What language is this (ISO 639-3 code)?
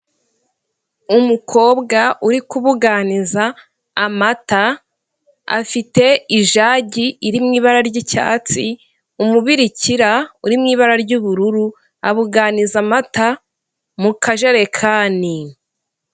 kin